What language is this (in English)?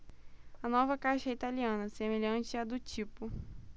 Portuguese